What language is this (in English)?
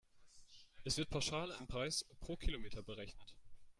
German